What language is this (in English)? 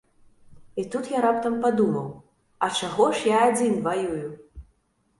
Belarusian